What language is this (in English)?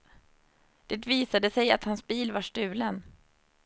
Swedish